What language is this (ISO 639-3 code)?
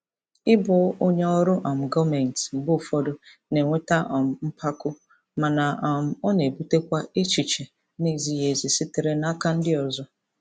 ibo